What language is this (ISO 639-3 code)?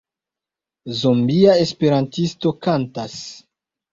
epo